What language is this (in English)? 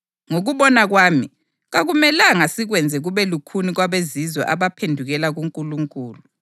North Ndebele